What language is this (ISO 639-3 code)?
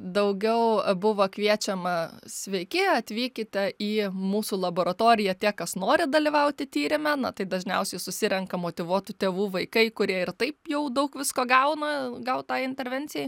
lit